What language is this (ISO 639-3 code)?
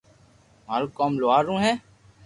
lrk